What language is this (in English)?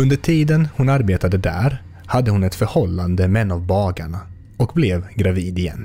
Swedish